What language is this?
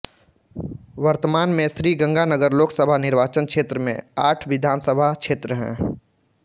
Hindi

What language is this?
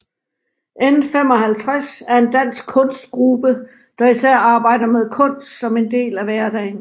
Danish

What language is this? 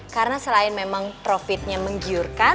Indonesian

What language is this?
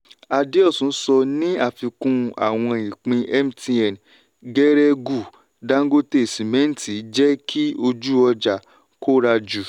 Yoruba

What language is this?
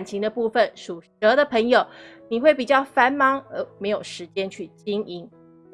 Chinese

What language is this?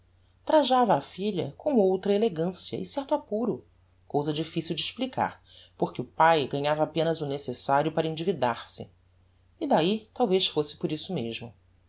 Portuguese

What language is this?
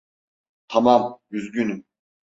Turkish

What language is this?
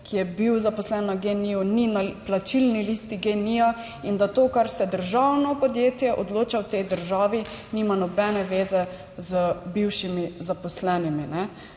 Slovenian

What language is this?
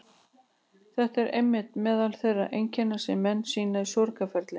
Icelandic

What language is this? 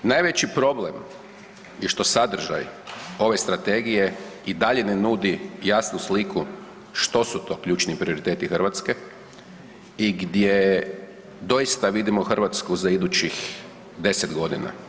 Croatian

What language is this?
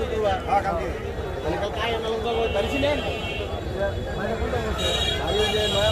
Arabic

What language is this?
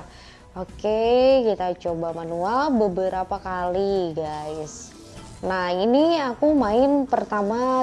Indonesian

